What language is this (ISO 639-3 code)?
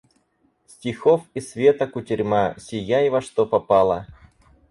rus